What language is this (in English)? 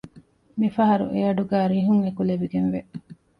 Divehi